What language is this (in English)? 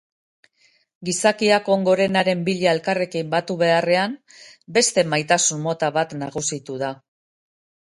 Basque